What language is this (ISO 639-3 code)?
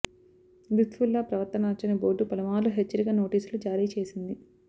tel